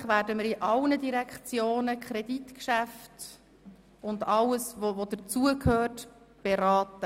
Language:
Swiss German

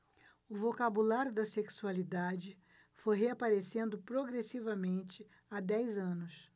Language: Portuguese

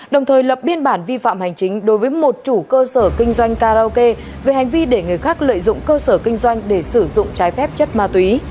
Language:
Vietnamese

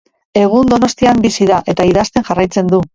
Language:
Basque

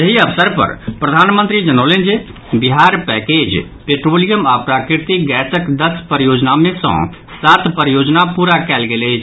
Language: Maithili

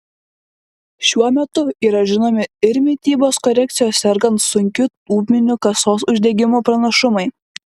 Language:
Lithuanian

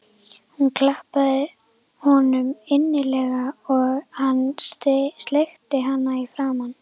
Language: Icelandic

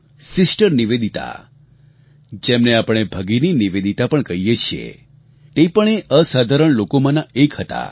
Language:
Gujarati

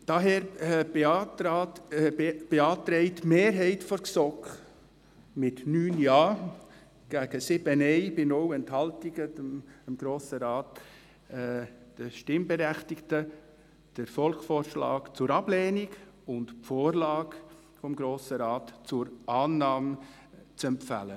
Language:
Swiss German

